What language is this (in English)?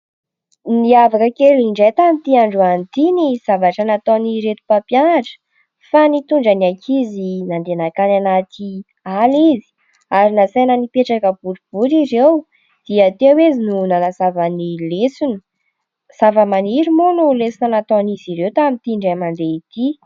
Malagasy